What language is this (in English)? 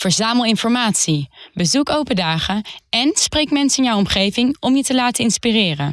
Dutch